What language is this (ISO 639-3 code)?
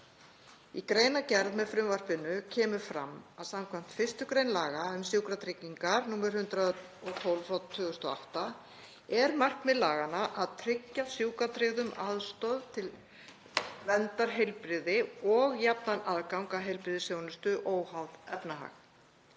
isl